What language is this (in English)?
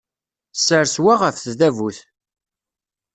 Kabyle